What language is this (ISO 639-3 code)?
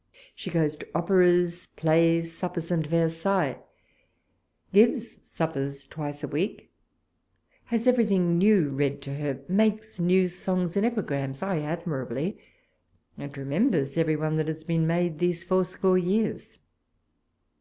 eng